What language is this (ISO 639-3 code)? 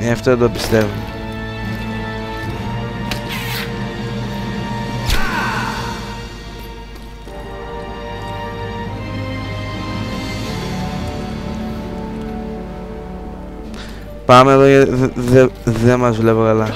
ell